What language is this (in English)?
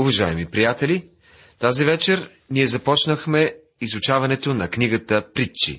Bulgarian